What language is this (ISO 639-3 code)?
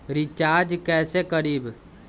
mag